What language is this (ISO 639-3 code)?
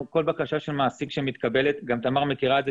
heb